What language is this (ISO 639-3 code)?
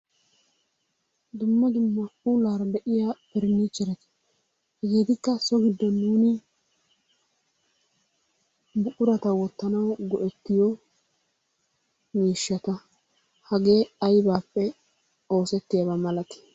wal